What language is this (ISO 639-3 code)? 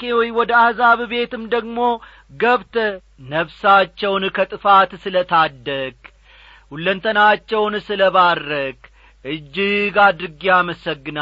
amh